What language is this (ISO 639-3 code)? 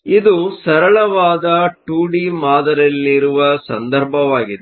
kan